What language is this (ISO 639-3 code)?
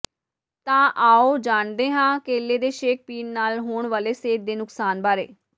pan